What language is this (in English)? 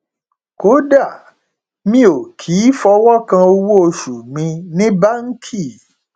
Yoruba